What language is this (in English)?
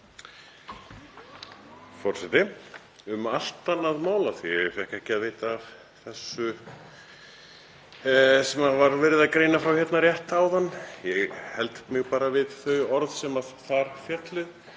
Icelandic